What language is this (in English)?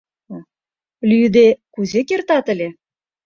Mari